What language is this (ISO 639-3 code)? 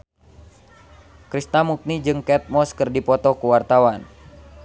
sun